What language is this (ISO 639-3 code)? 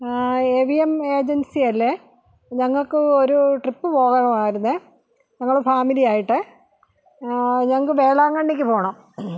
mal